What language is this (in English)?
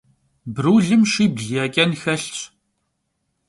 Kabardian